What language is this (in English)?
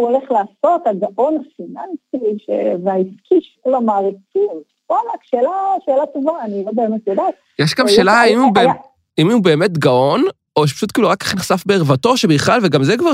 Hebrew